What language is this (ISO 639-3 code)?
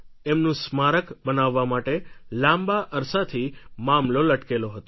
guj